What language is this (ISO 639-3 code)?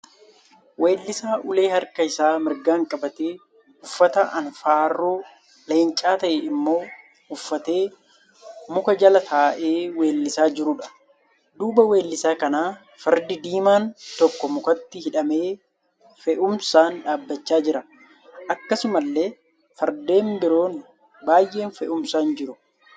orm